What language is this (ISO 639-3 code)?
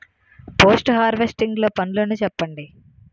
tel